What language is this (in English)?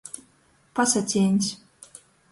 Latgalian